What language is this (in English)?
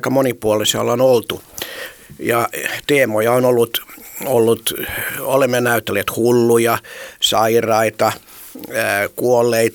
Finnish